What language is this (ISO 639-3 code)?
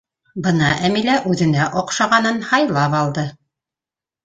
bak